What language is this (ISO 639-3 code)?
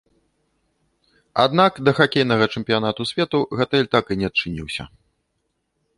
bel